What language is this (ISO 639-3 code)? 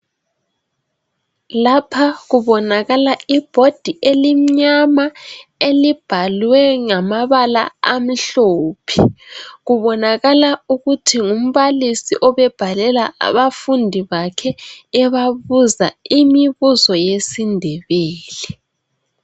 nde